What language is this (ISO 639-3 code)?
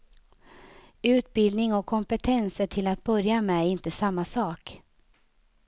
swe